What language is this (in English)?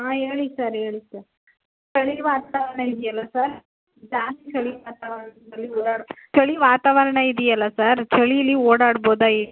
Kannada